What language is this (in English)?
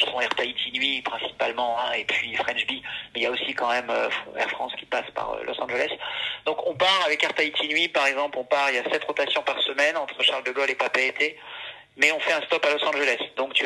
French